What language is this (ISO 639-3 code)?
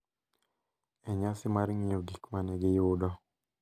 luo